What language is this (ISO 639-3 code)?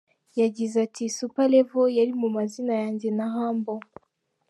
kin